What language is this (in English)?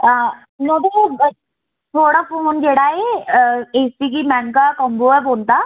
Dogri